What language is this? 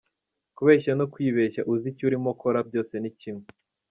Kinyarwanda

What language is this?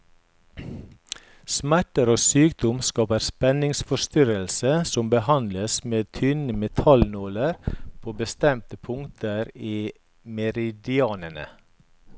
Norwegian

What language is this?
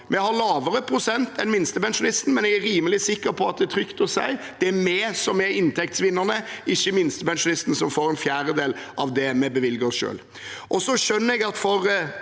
Norwegian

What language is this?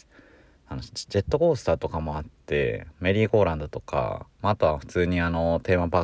Japanese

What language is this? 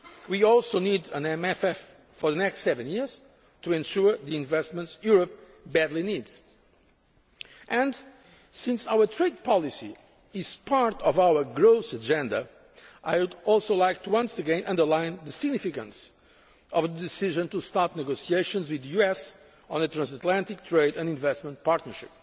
English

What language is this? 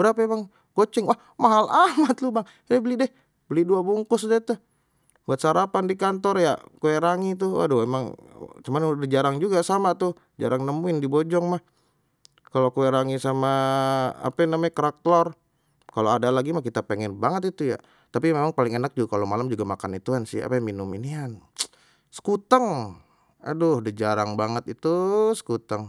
Betawi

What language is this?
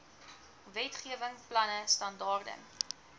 Afrikaans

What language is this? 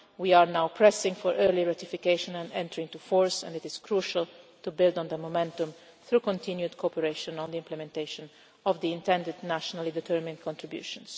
English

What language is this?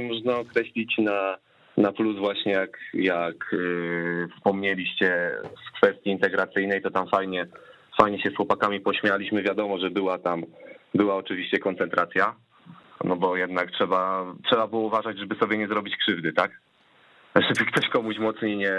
Polish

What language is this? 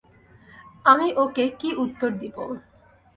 Bangla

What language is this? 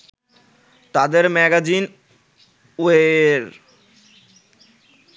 Bangla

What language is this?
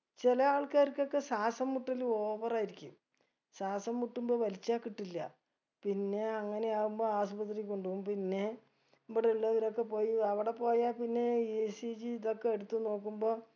Malayalam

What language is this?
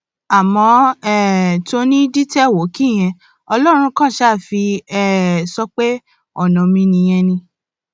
Yoruba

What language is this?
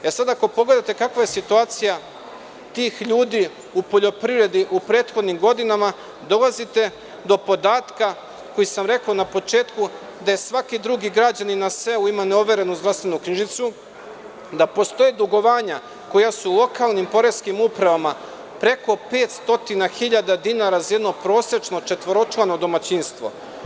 Serbian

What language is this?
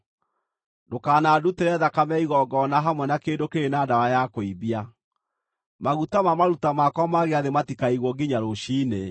Kikuyu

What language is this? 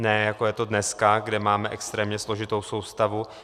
Czech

